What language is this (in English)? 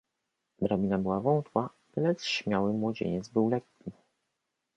Polish